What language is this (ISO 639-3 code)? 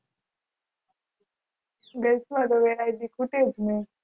guj